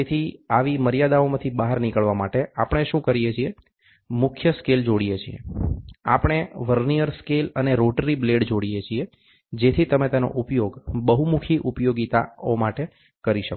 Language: Gujarati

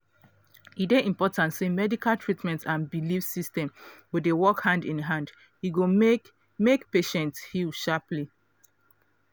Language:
Nigerian Pidgin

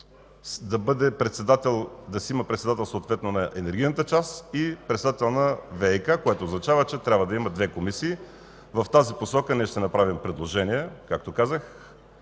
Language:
Bulgarian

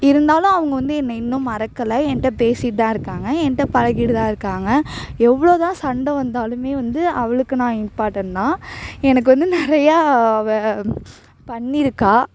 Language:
Tamil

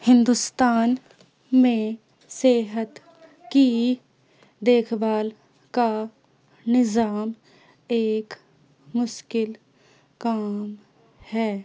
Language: Urdu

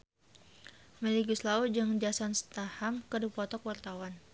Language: Sundanese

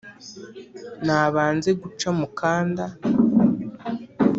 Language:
Kinyarwanda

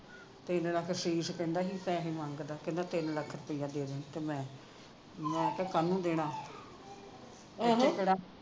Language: Punjabi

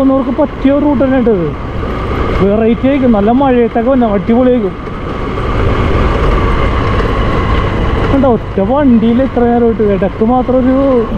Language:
Arabic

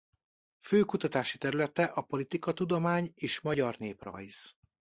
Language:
Hungarian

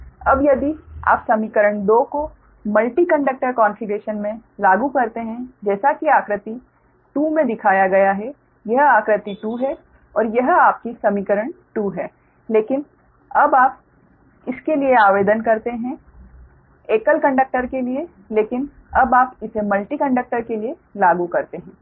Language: Hindi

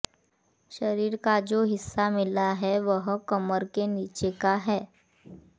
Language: Hindi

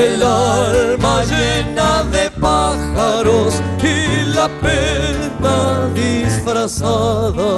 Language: Spanish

